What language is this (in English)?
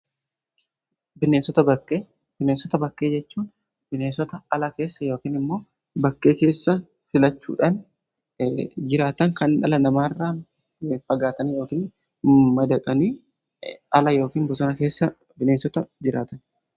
Oromo